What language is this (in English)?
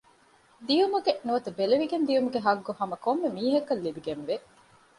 Divehi